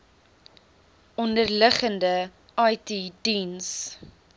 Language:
Afrikaans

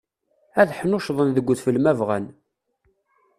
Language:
Kabyle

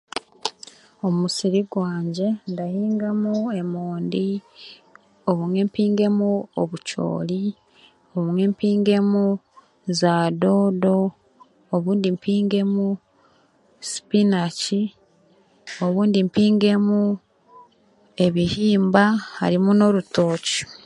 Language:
Chiga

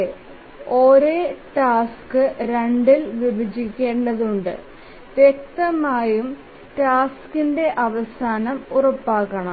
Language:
Malayalam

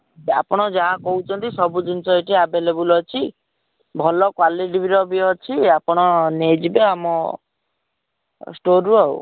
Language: Odia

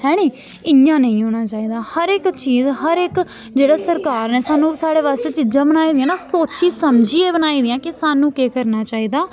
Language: Dogri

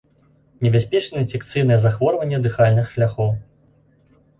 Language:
Belarusian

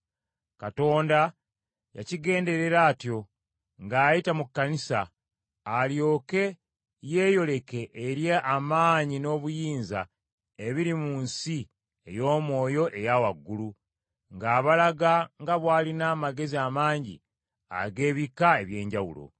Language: Ganda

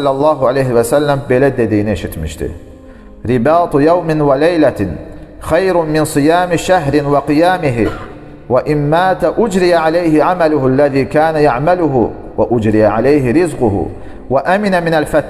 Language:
Turkish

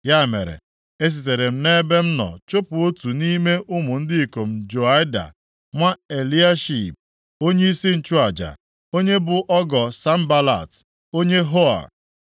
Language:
Igbo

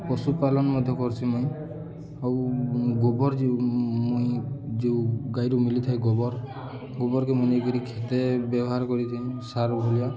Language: Odia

